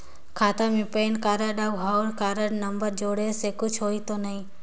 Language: Chhattisgarhi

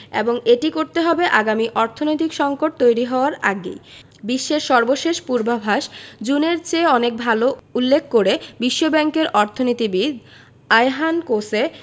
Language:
Bangla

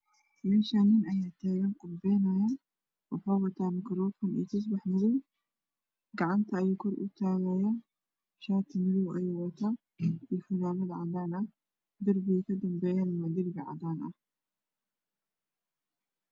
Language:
Somali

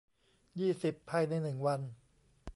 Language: Thai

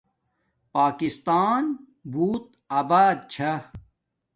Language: Domaaki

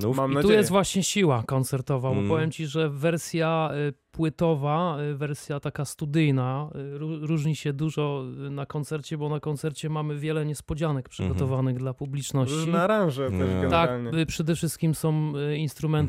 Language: Polish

